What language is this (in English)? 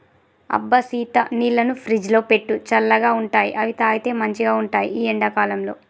Telugu